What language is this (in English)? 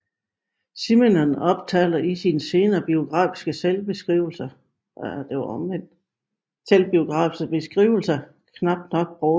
Danish